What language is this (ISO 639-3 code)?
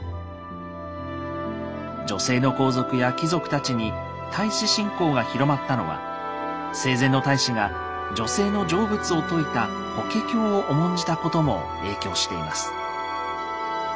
jpn